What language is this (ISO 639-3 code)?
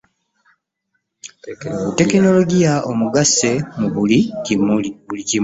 lug